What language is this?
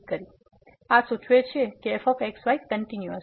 Gujarati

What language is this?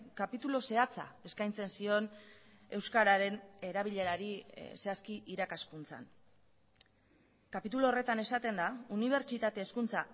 Basque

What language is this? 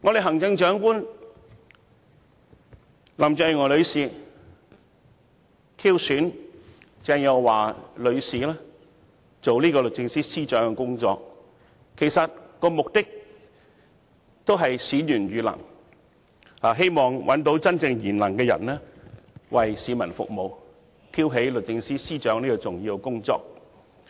Cantonese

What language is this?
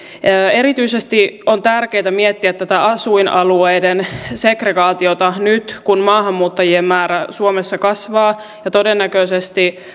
Finnish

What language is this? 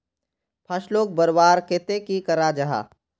Magahi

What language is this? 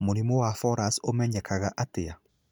Kikuyu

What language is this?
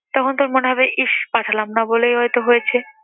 Bangla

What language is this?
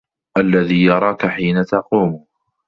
Arabic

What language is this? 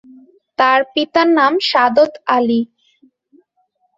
Bangla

